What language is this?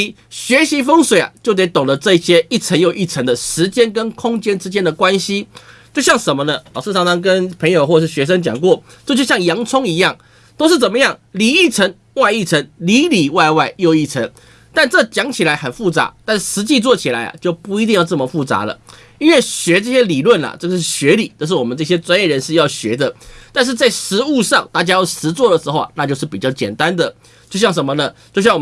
Chinese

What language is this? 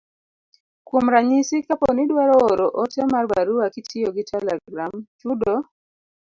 Luo (Kenya and Tanzania)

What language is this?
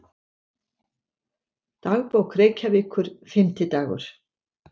Icelandic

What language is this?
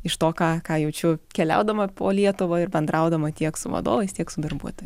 Lithuanian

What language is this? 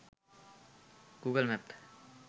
Sinhala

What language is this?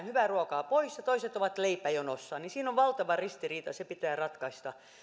Finnish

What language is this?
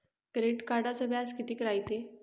Marathi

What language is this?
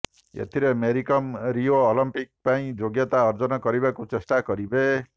Odia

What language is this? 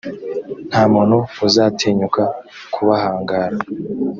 Kinyarwanda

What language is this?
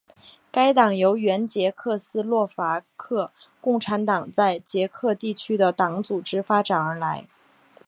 Chinese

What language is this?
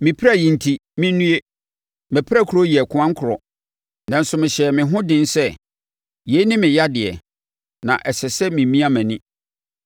Akan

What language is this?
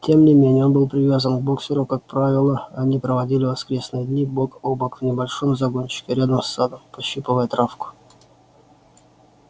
Russian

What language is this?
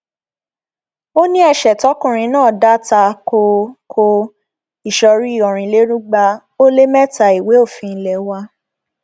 Yoruba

